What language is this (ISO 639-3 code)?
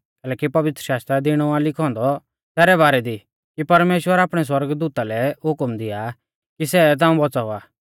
bfz